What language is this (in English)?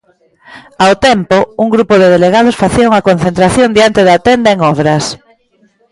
Galician